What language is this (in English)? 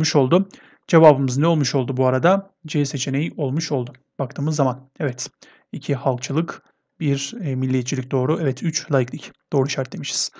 Turkish